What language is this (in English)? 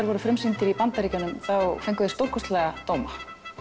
Icelandic